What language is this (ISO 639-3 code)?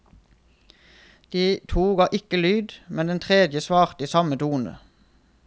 nor